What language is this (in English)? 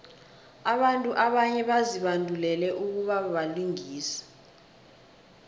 South Ndebele